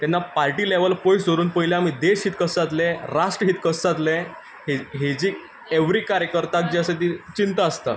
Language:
Konkani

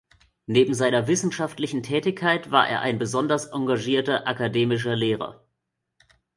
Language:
German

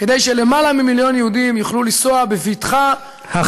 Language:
Hebrew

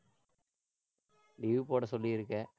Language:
Tamil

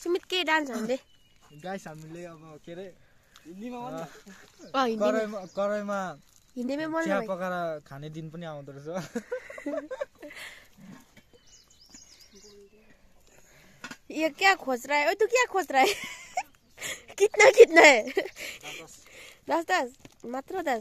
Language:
Indonesian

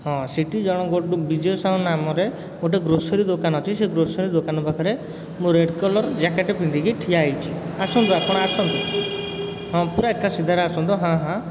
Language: Odia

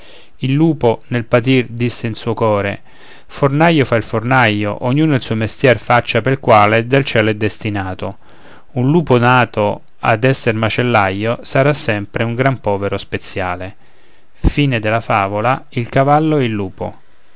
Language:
Italian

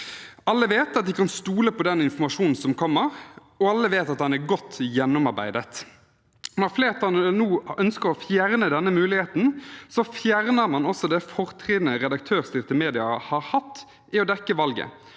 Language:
Norwegian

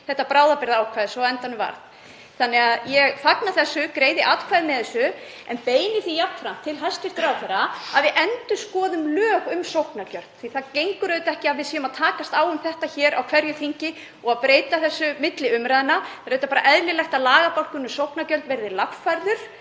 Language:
Icelandic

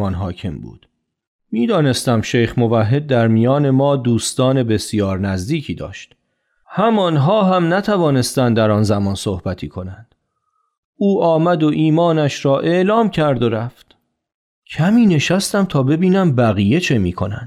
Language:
Persian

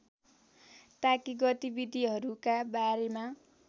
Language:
Nepali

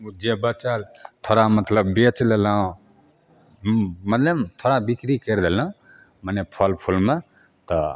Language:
Maithili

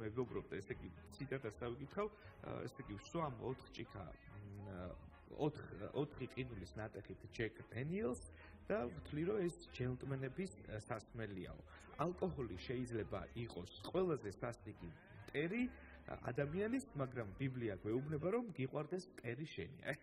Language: Romanian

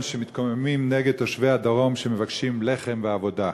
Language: Hebrew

